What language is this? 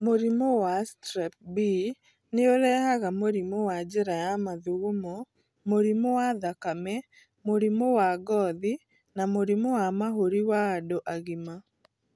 Kikuyu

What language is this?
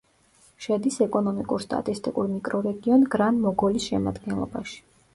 Georgian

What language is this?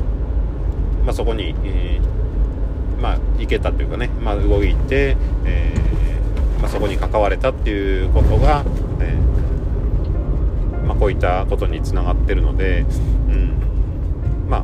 Japanese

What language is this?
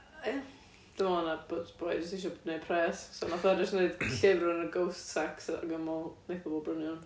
Welsh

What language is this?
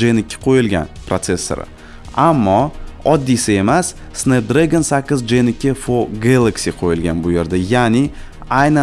Turkish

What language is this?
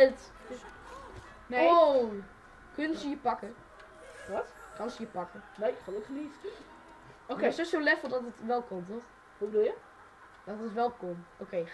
Dutch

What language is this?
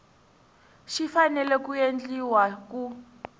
Tsonga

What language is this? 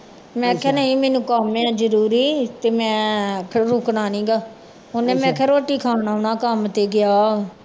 Punjabi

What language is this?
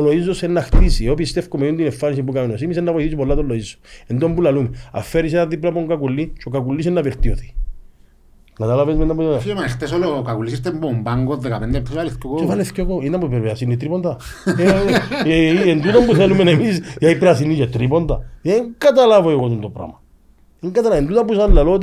Greek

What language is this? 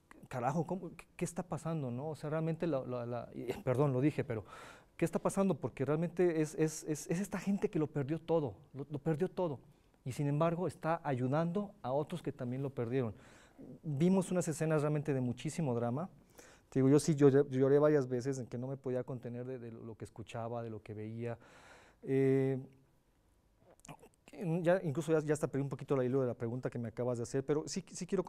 Spanish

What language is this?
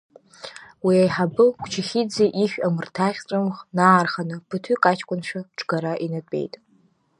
Abkhazian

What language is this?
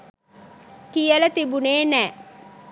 Sinhala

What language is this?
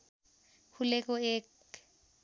Nepali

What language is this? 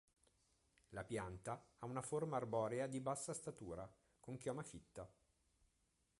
Italian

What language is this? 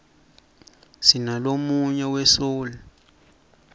Swati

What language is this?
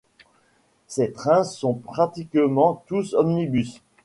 French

